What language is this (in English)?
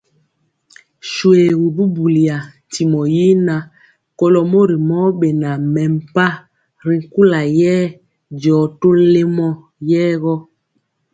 Mpiemo